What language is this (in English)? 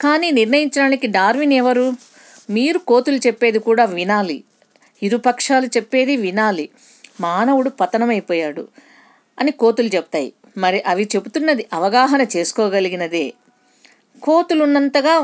Telugu